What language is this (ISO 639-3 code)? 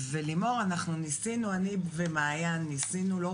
heb